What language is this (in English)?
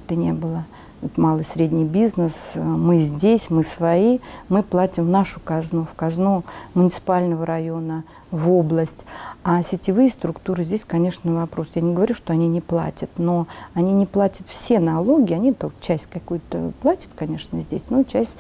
Russian